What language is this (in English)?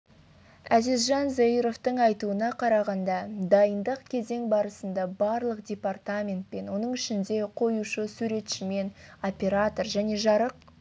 Kazakh